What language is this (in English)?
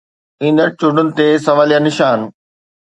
Sindhi